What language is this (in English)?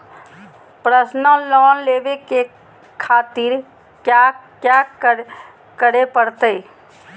Magahi